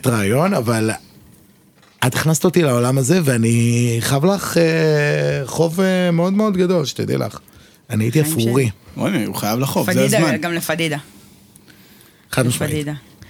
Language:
Hebrew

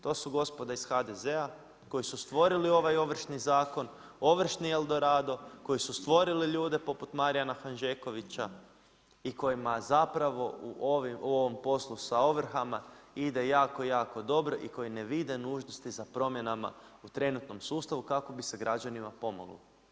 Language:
Croatian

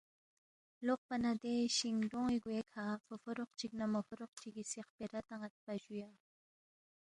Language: Balti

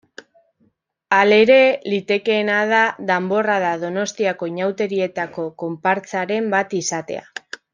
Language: Basque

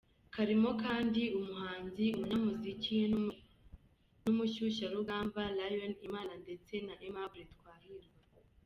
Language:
Kinyarwanda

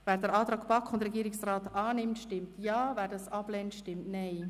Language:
Swiss German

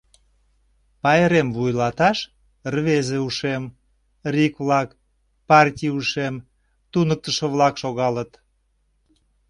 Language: Mari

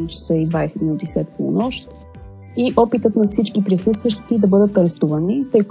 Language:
Bulgarian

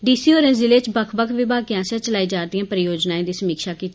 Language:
Dogri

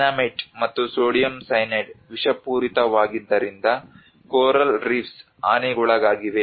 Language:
Kannada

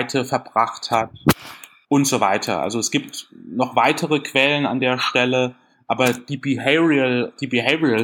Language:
German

